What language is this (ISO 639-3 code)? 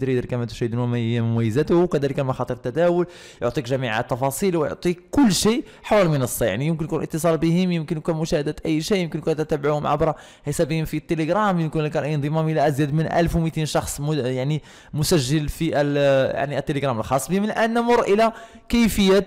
ara